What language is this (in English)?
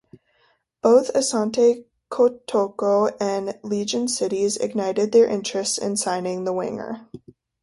English